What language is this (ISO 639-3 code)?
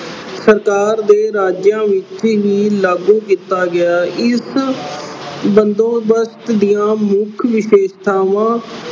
pan